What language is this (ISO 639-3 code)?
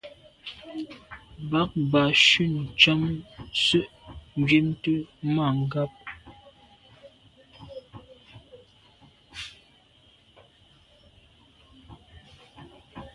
byv